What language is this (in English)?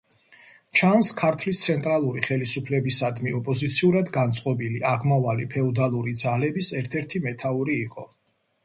Georgian